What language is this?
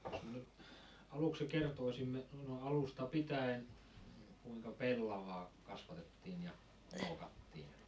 Finnish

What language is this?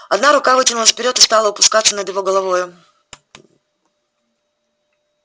Russian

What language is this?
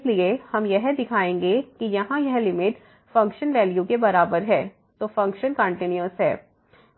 Hindi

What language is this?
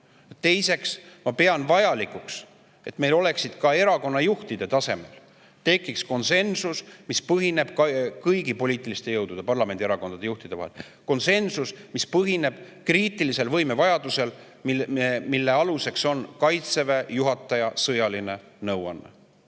Estonian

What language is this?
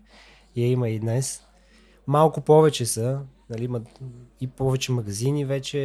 Bulgarian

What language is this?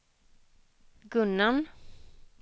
Swedish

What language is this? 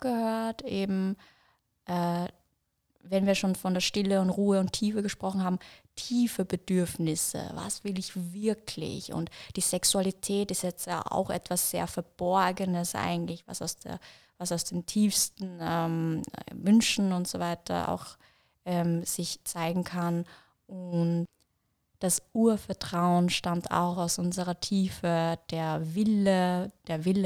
German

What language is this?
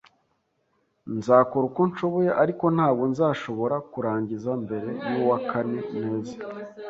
Kinyarwanda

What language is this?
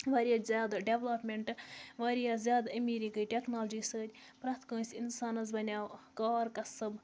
Kashmiri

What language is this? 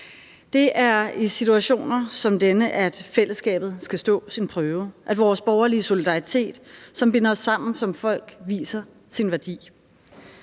Danish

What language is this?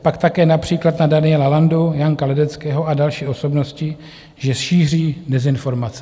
Czech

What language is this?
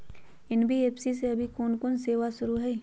Magahi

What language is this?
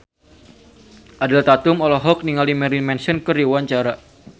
Sundanese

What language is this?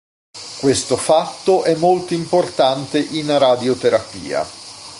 Italian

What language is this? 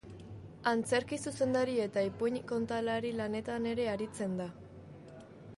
Basque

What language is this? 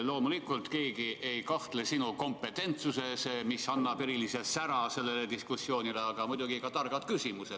Estonian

